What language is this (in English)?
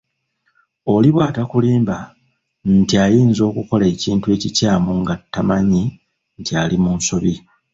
Ganda